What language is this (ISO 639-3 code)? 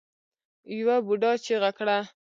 pus